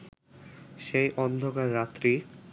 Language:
Bangla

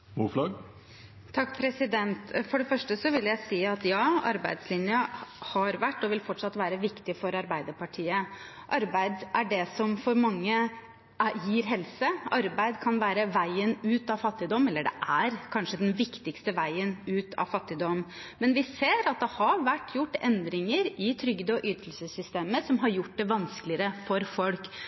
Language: Norwegian Bokmål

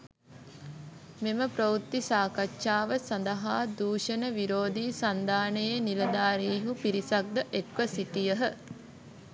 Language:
Sinhala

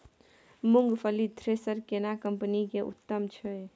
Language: Maithili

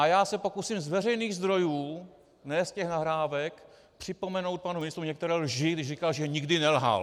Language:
Czech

